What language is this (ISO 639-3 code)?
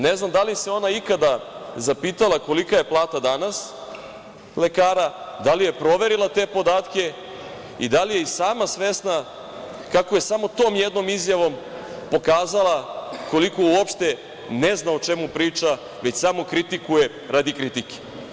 srp